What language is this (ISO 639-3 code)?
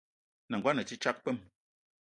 eto